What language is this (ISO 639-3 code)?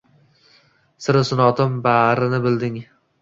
uzb